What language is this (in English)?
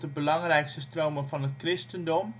Dutch